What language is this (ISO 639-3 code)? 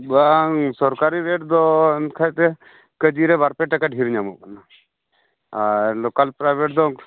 sat